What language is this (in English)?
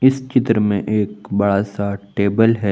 Hindi